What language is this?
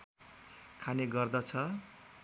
Nepali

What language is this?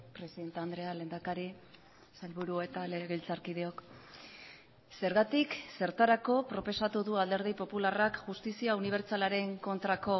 Basque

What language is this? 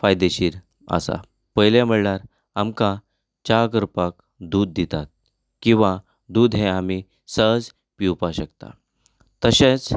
Konkani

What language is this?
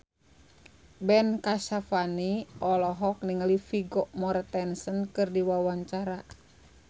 Sundanese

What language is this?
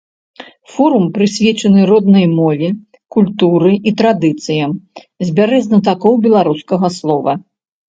Belarusian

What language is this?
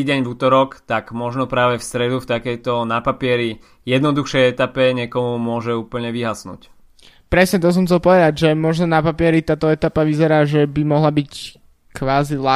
Slovak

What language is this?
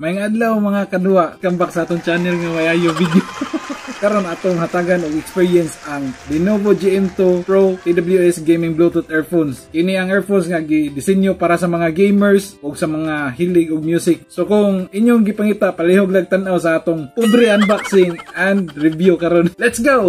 Filipino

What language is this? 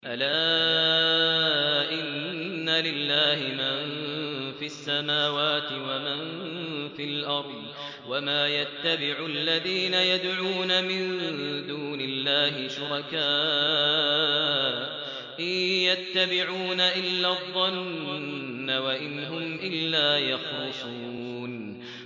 Arabic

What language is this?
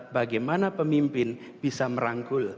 Indonesian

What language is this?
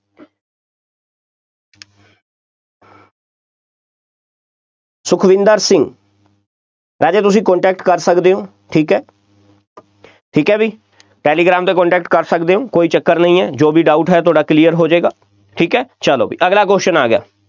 Punjabi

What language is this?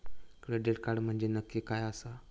Marathi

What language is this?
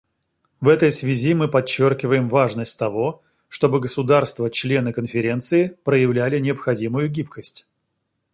Russian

